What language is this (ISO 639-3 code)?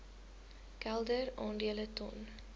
afr